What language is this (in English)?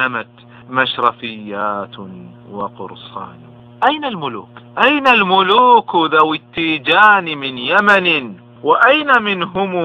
Arabic